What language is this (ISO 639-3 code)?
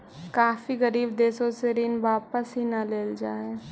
mag